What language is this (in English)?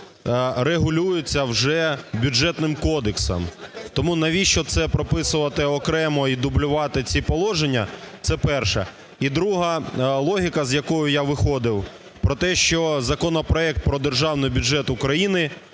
Ukrainian